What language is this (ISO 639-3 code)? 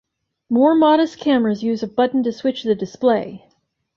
eng